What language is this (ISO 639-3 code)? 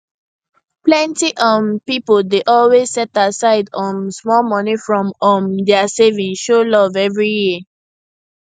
pcm